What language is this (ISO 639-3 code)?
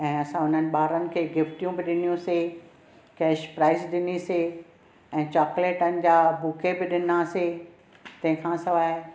snd